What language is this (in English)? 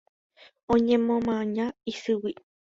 Guarani